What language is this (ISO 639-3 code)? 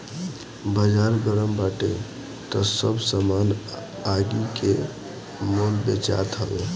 bho